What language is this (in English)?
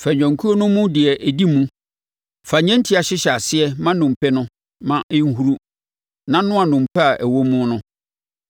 Akan